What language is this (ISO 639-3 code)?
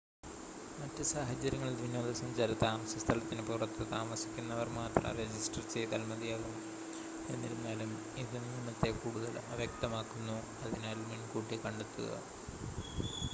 mal